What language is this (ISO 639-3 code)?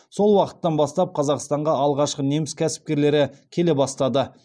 kaz